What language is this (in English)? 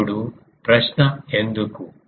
Telugu